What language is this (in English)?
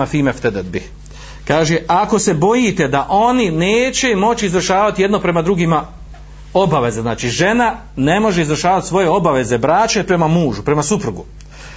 Croatian